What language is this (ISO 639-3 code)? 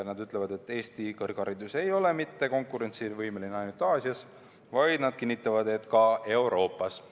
est